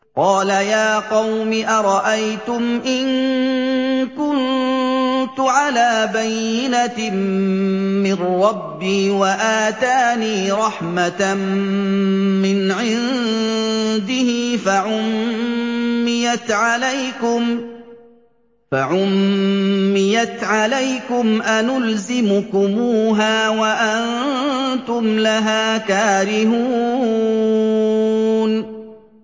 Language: Arabic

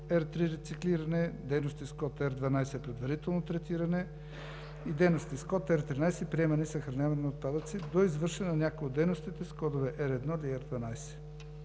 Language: Bulgarian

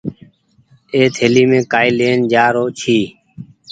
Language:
Goaria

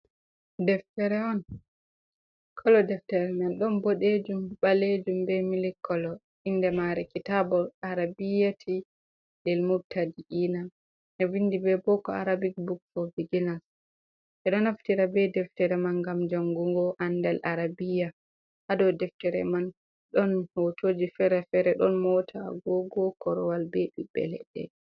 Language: Fula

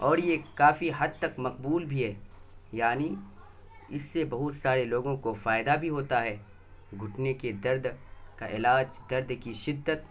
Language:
Urdu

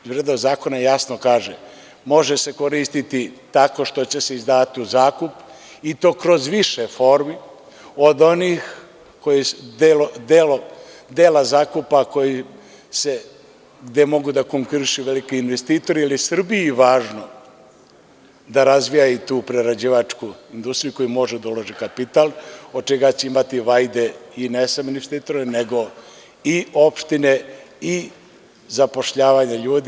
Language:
Serbian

